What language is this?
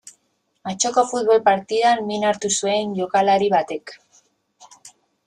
Basque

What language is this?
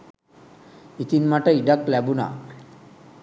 Sinhala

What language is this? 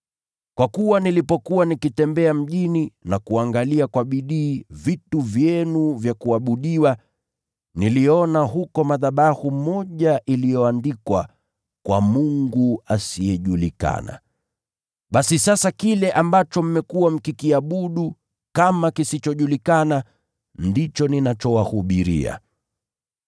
Swahili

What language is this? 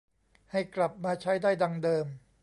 Thai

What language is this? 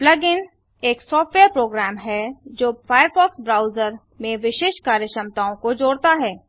Hindi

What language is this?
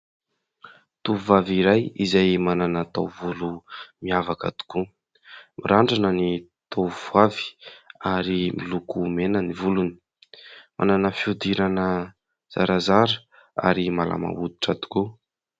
Malagasy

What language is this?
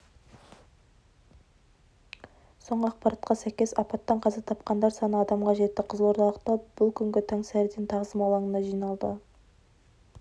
Kazakh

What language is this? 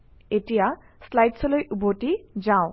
Assamese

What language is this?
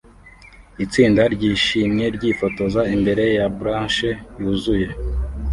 Kinyarwanda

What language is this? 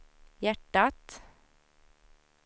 Swedish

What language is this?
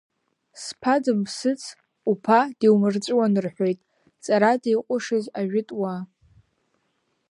Abkhazian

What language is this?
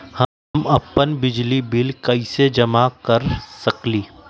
Magahi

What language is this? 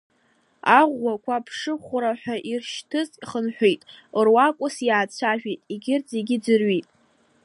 Abkhazian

